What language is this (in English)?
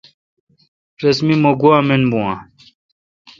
Kalkoti